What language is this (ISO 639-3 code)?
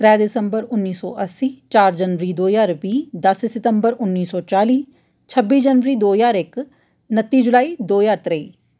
doi